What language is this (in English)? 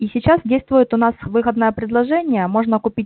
Russian